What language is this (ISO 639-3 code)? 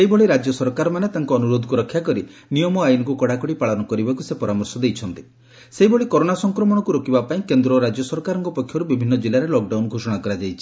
ori